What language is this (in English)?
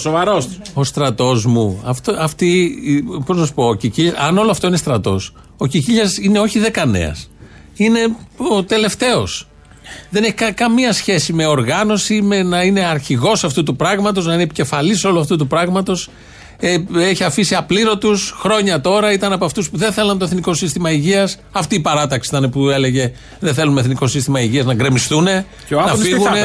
Greek